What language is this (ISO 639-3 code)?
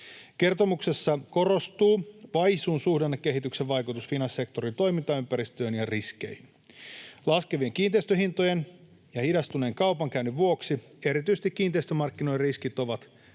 fin